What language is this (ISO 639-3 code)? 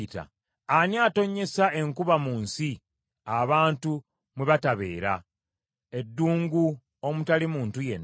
lug